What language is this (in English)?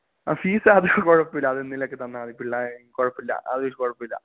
Malayalam